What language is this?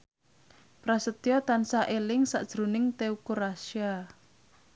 Javanese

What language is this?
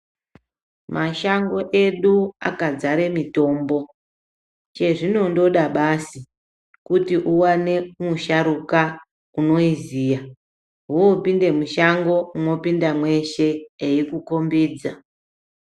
Ndau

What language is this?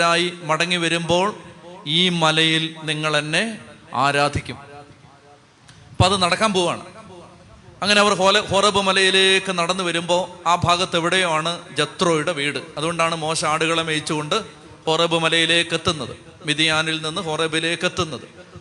Malayalam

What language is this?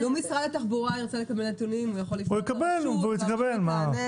Hebrew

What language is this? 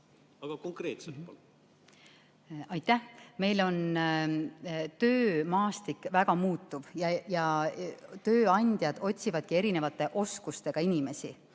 Estonian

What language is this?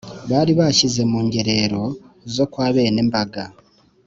Kinyarwanda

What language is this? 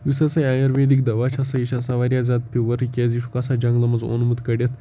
Kashmiri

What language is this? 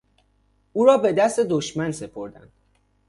Persian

